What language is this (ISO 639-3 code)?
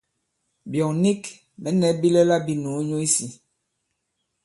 abb